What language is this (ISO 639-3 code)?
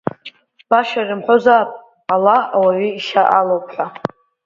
abk